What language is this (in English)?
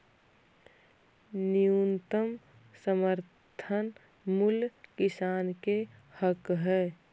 Magahi